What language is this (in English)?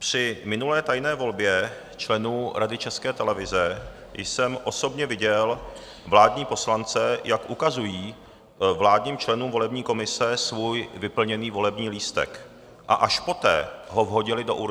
Czech